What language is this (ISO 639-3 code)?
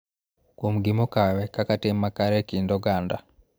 luo